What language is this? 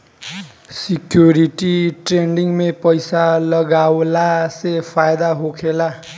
Bhojpuri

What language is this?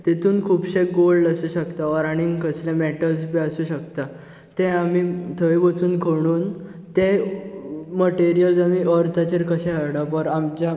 Konkani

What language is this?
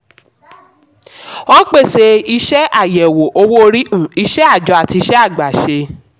Yoruba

